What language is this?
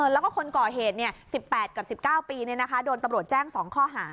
Thai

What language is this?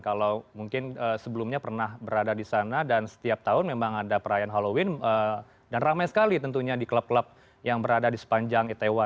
Indonesian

